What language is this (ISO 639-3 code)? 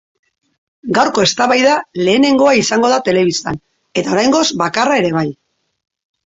eus